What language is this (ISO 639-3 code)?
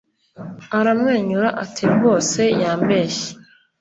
kin